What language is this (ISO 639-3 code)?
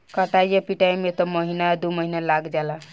bho